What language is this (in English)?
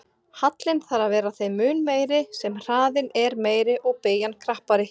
Icelandic